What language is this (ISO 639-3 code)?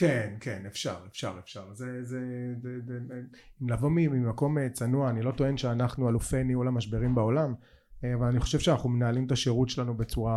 heb